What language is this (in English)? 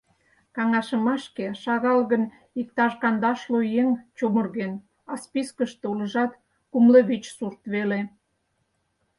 Mari